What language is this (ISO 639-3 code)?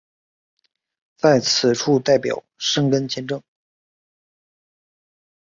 zho